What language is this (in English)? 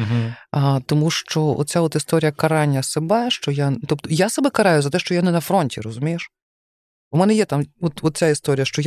Ukrainian